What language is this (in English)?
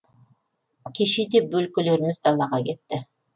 Kazakh